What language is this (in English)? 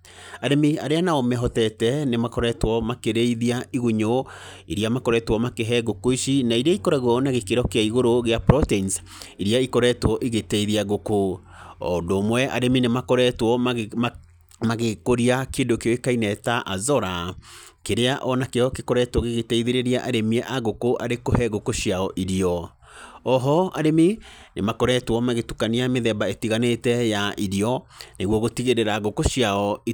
Kikuyu